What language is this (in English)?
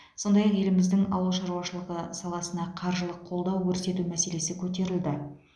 Kazakh